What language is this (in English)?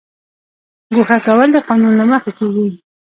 Pashto